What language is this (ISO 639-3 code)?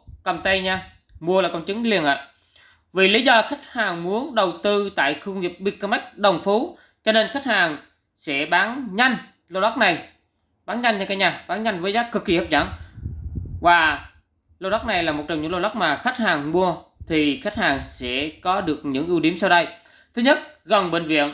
vie